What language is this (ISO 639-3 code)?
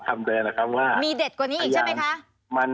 tha